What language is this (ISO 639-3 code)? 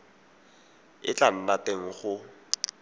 tsn